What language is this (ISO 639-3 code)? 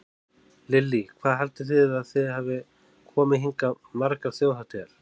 isl